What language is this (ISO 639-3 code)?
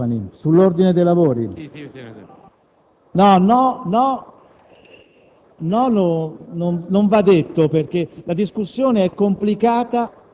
ita